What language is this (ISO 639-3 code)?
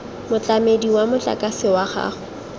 tsn